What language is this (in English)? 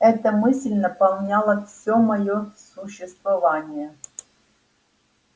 Russian